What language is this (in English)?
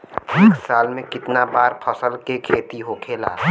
Bhojpuri